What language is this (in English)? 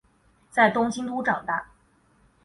Chinese